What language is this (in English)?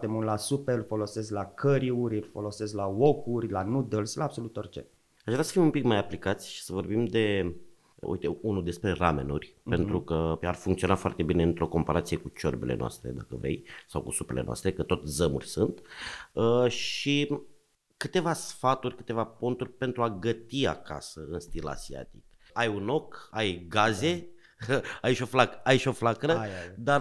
Romanian